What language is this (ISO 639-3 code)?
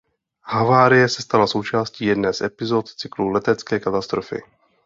ces